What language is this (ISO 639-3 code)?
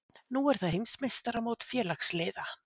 isl